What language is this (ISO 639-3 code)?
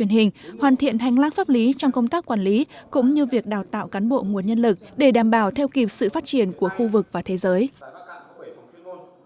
vie